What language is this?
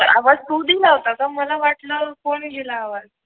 Marathi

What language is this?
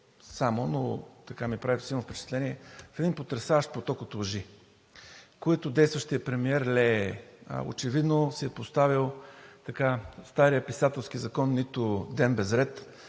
Bulgarian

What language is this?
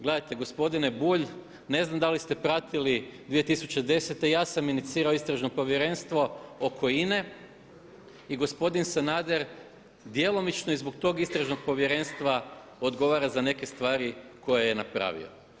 Croatian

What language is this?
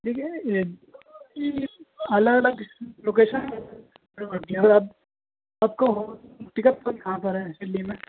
Urdu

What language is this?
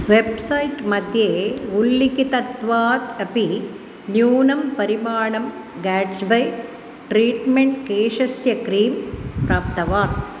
Sanskrit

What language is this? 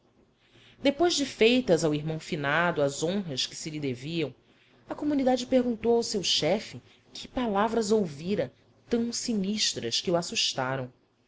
Portuguese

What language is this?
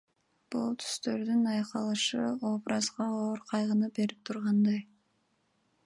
Kyrgyz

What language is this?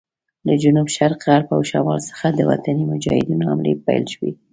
Pashto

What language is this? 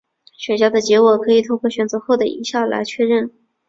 Chinese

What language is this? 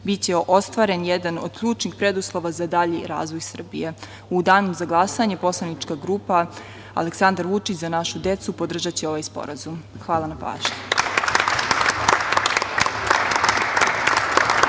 Serbian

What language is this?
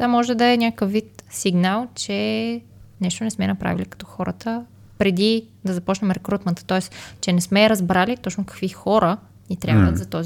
Bulgarian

